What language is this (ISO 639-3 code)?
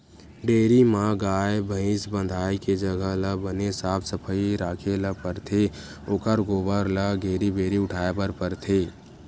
hne